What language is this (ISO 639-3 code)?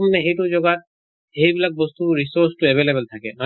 asm